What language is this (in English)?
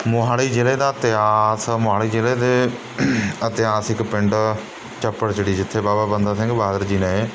Punjabi